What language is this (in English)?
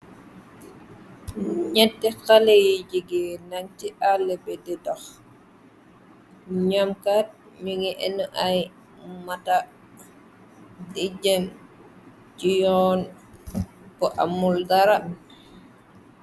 Wolof